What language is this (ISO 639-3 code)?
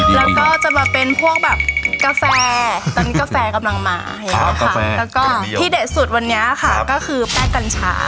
tha